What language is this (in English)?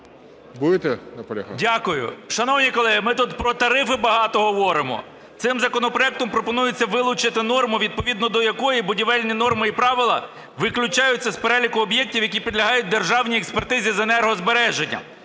Ukrainian